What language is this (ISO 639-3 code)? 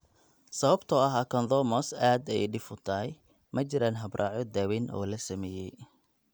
som